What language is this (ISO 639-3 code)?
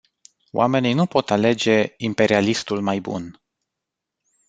ron